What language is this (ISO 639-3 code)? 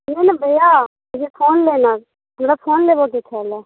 mai